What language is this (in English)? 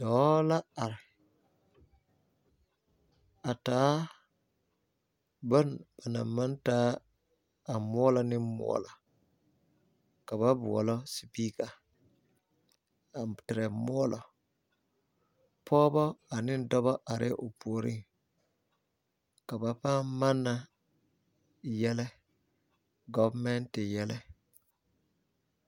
Southern Dagaare